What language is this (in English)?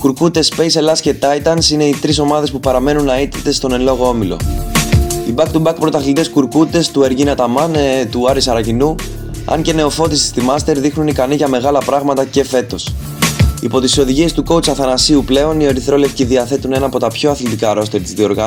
Greek